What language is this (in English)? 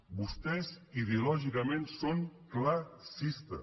Catalan